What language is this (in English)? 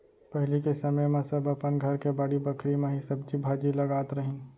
Chhattisgarhi